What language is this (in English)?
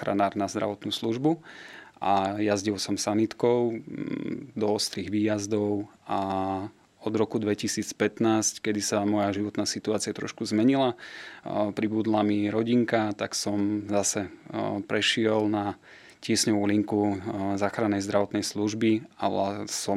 Slovak